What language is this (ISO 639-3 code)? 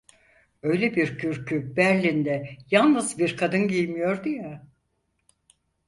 tur